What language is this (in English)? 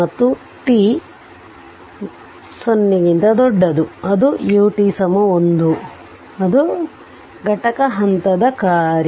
Kannada